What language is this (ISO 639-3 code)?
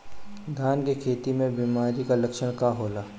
bho